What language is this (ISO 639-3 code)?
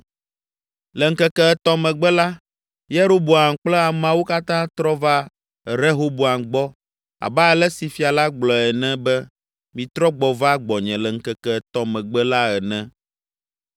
ewe